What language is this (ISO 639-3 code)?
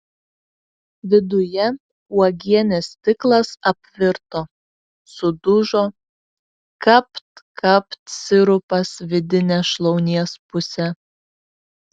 lit